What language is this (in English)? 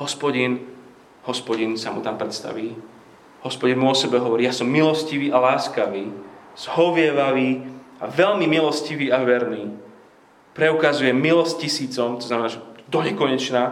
Slovak